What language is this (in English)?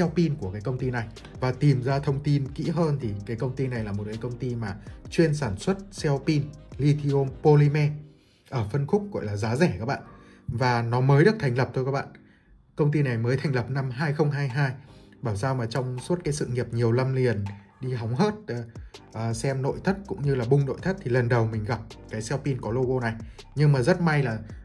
Vietnamese